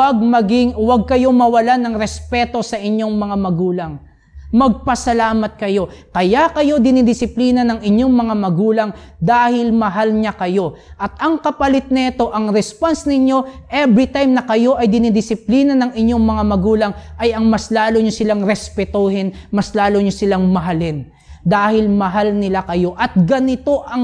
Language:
Filipino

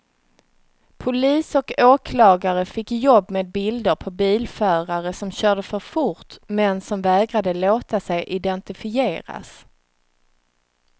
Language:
Swedish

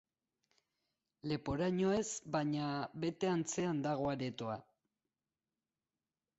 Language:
Basque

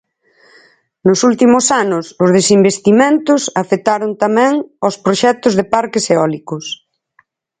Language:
Galician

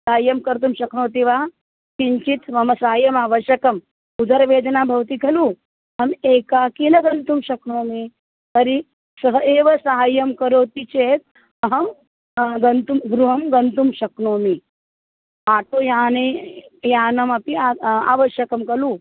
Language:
Sanskrit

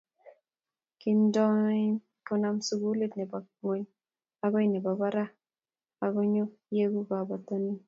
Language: Kalenjin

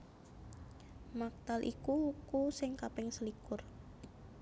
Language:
Javanese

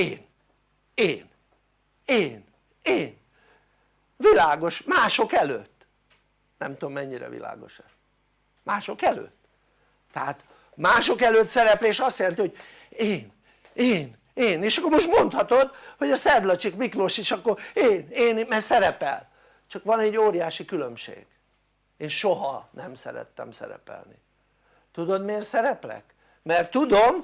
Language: Hungarian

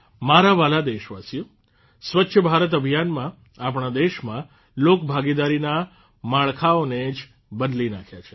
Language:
Gujarati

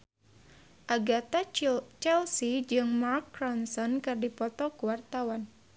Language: Sundanese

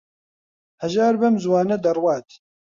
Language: Central Kurdish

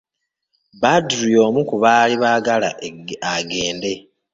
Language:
Ganda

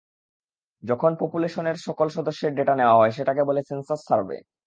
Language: Bangla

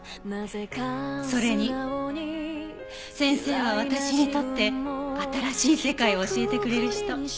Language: Japanese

